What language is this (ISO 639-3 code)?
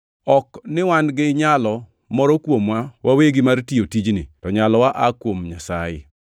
luo